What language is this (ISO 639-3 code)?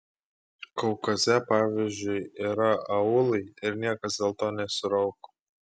lit